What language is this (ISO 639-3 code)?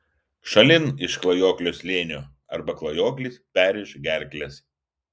lit